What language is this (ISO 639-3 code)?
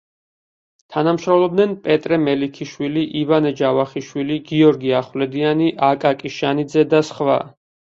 kat